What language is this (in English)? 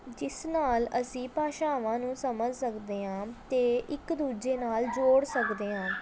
Punjabi